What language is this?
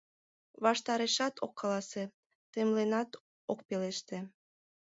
Mari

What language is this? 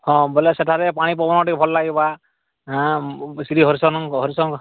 Odia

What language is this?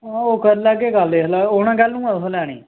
Dogri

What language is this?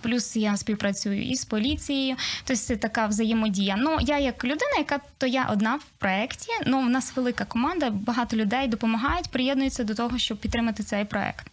Ukrainian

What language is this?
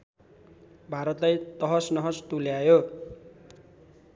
Nepali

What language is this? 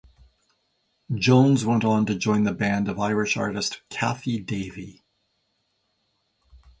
English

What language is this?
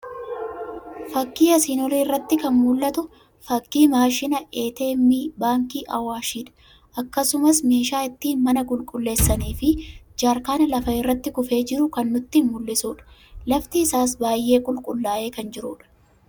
Oromo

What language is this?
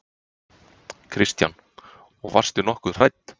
Icelandic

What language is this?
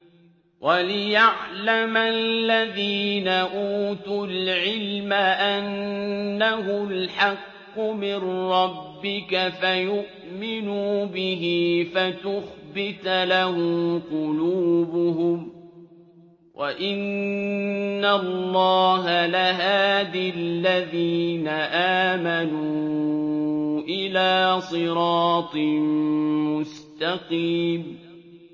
Arabic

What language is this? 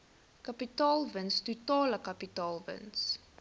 Afrikaans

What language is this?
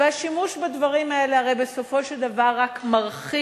Hebrew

